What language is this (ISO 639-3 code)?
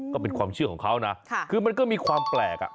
tha